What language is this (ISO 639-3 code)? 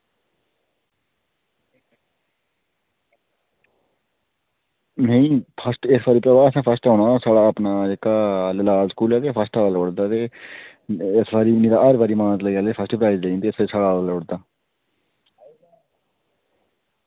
doi